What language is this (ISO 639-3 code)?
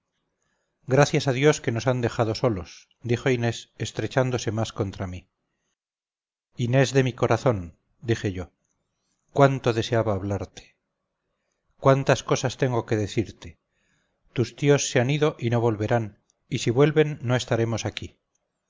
spa